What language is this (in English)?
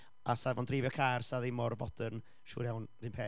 Welsh